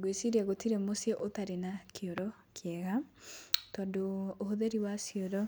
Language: Kikuyu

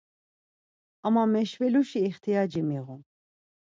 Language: Laz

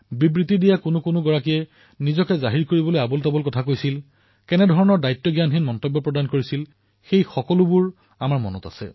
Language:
Assamese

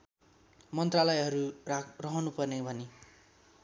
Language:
Nepali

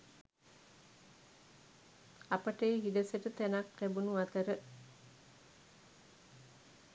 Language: Sinhala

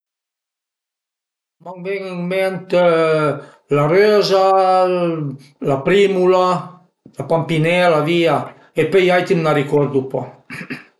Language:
Piedmontese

